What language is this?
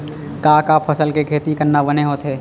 Chhattisgarhi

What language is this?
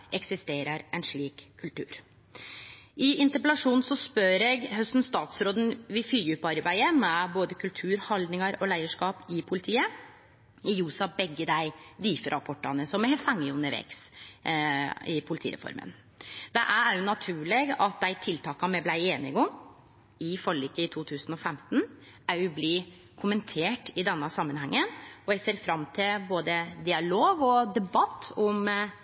Norwegian Nynorsk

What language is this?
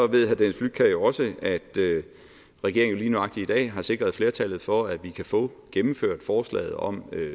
Danish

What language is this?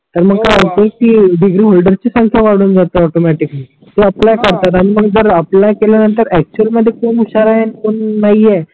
Marathi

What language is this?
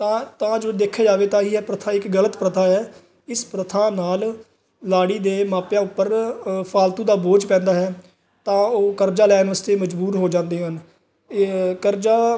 Punjabi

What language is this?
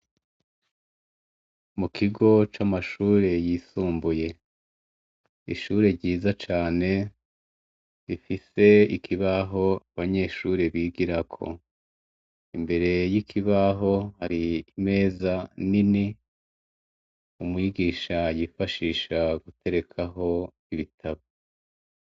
Rundi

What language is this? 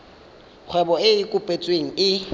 Tswana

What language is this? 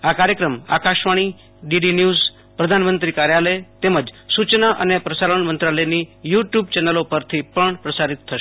Gujarati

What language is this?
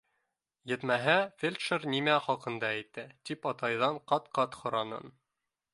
Bashkir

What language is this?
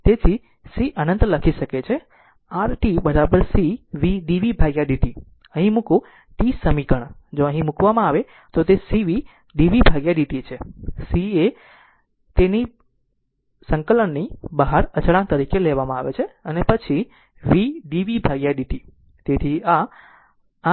Gujarati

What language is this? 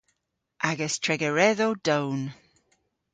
Cornish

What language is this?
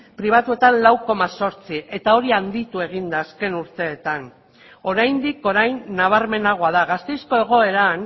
Basque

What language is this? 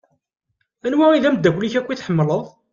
Kabyle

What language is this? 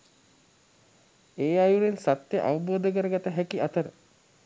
Sinhala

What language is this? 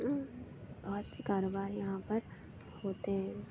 Urdu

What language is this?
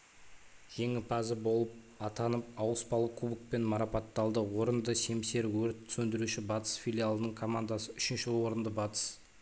Kazakh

